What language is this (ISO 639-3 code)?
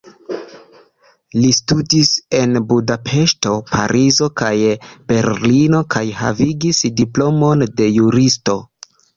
epo